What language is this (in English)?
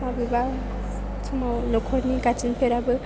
Bodo